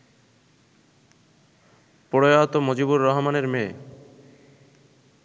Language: Bangla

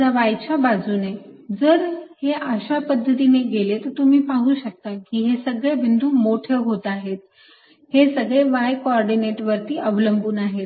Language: Marathi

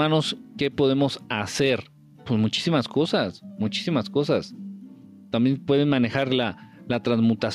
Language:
Spanish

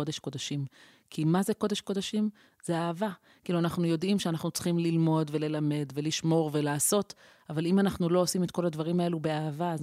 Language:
Hebrew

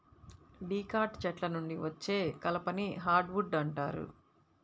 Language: Telugu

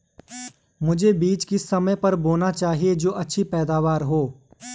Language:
Hindi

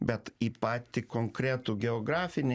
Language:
Lithuanian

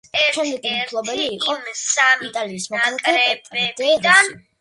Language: Georgian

